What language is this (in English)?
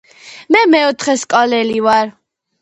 Georgian